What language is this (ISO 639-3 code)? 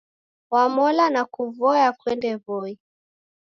dav